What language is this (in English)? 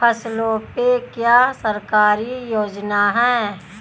Hindi